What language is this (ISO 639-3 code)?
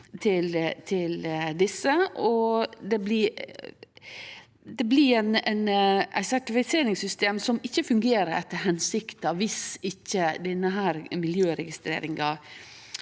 nor